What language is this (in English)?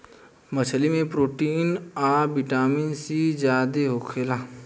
Bhojpuri